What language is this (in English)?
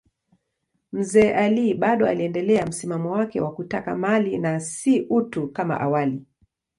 Swahili